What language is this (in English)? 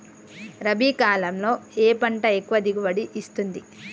Telugu